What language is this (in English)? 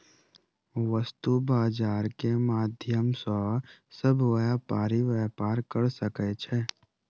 Maithili